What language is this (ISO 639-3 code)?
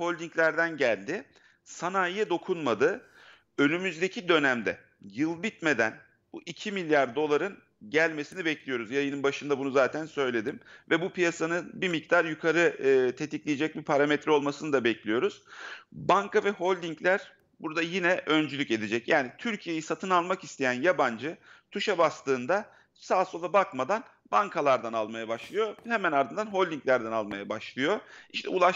tur